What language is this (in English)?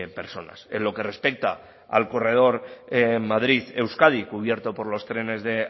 Spanish